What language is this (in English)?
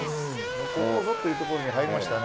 Japanese